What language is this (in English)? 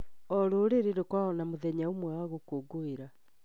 Kikuyu